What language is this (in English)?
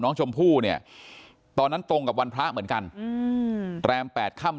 Thai